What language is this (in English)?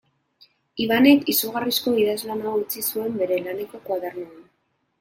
Basque